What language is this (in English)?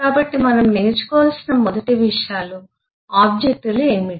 Telugu